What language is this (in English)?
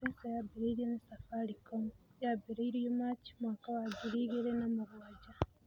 Kikuyu